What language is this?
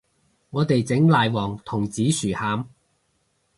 Cantonese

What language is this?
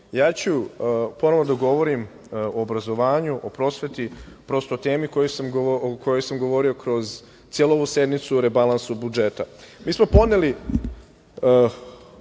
Serbian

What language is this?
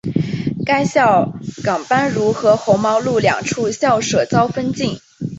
Chinese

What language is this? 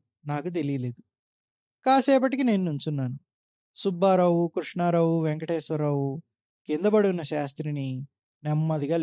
Telugu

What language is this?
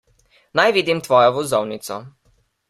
Slovenian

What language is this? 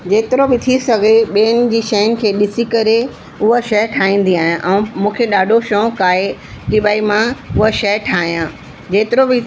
Sindhi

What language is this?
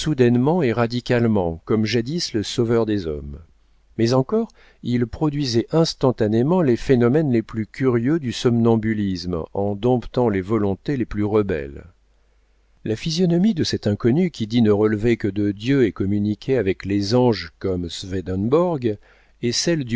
French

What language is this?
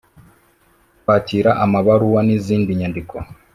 Kinyarwanda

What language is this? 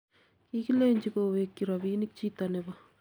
Kalenjin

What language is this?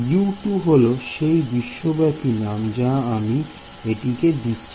Bangla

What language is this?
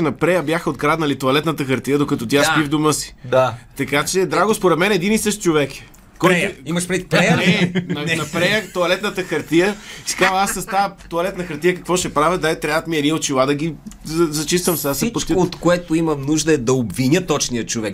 Bulgarian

